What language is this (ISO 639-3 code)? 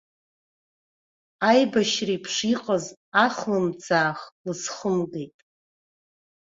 abk